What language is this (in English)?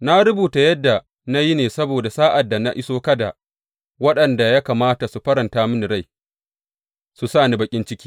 Hausa